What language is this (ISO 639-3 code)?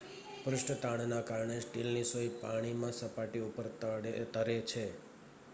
guj